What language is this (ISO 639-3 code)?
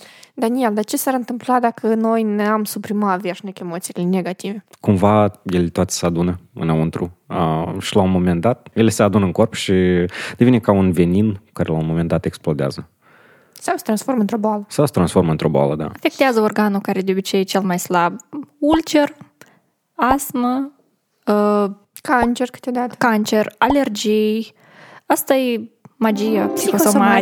ron